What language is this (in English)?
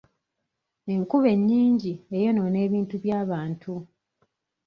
Ganda